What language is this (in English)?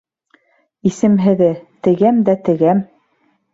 Bashkir